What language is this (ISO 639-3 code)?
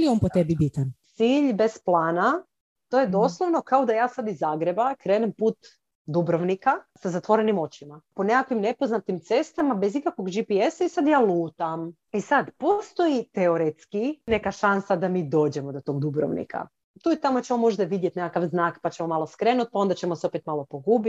hrv